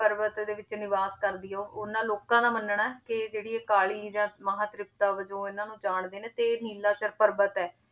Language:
Punjabi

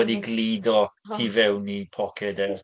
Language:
Welsh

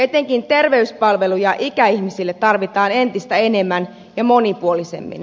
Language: Finnish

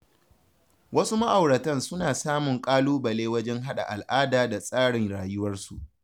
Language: Hausa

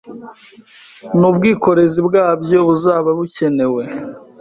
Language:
Kinyarwanda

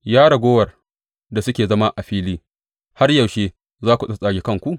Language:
Hausa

